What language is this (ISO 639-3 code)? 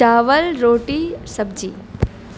urd